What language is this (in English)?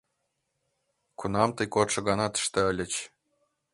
Mari